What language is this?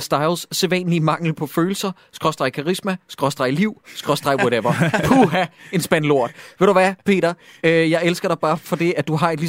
Danish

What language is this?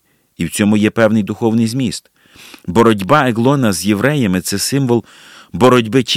Ukrainian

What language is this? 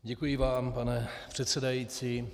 Czech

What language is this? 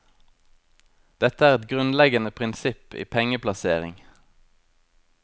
Norwegian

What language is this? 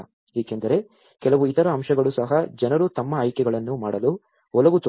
Kannada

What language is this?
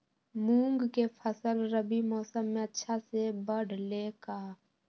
Magahi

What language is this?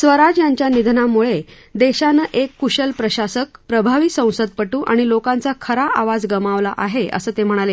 Marathi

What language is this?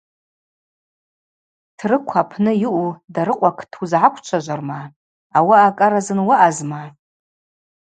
Abaza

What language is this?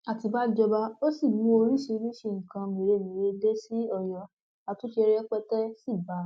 Yoruba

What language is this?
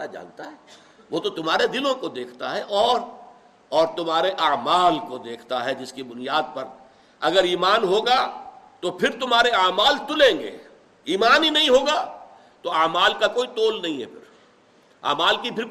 Urdu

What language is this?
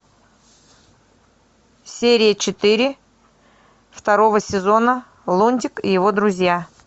Russian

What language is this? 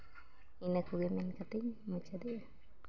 Santali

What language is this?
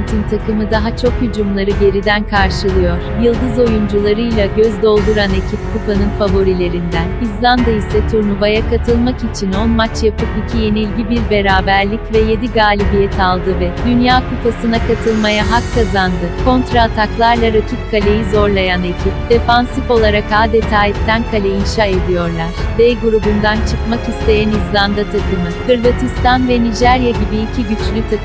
Turkish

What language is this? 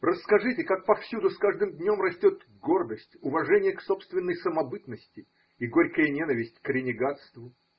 Russian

